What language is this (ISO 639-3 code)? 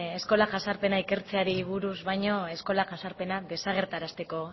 eus